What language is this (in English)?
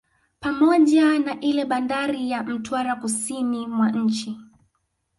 Swahili